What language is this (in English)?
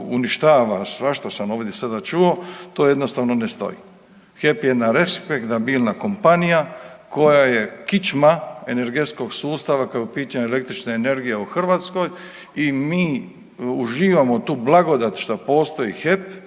Croatian